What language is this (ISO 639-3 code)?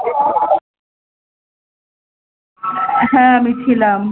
ben